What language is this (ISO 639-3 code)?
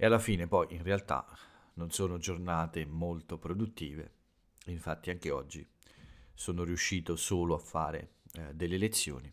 ita